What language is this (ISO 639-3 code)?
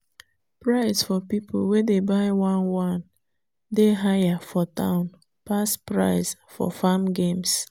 pcm